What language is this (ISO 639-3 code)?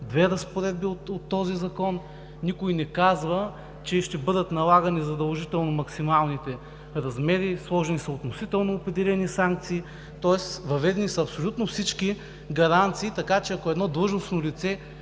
bul